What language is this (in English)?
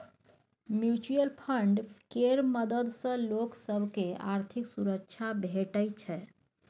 Maithili